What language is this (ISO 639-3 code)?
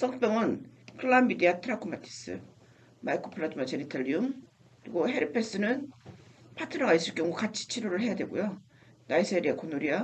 kor